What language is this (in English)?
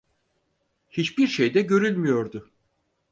Turkish